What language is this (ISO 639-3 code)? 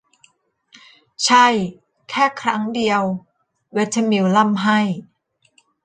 tha